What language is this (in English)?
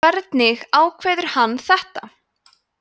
Icelandic